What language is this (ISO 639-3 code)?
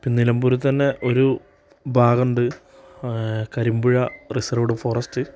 mal